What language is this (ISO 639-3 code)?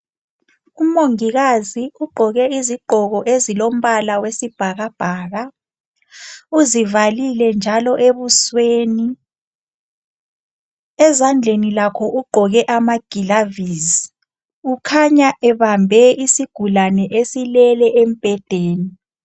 nde